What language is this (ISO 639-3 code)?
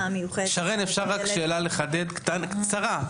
heb